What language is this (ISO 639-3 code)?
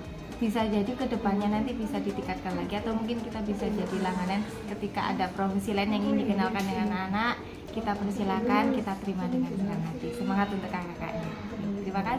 ind